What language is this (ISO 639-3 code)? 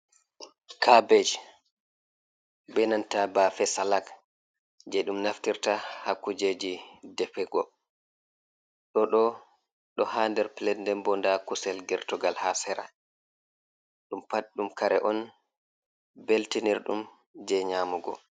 ful